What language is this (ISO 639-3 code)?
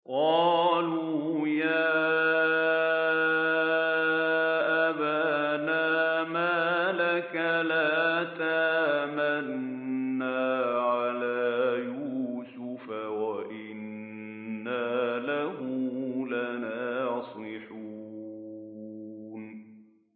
ara